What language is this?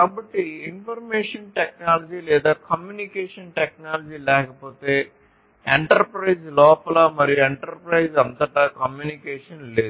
Telugu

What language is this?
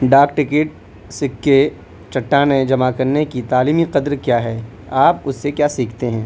Urdu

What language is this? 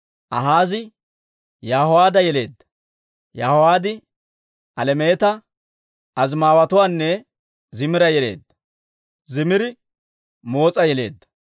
Dawro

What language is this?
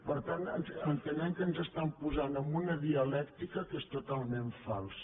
Catalan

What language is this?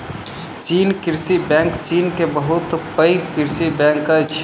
Maithili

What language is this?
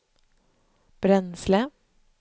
Swedish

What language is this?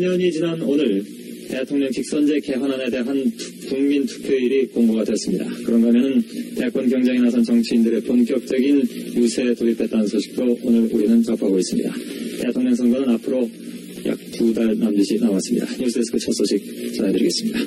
Korean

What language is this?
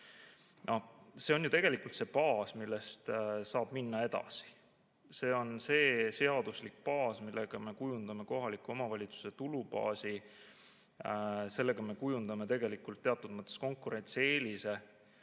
Estonian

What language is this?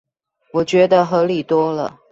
Chinese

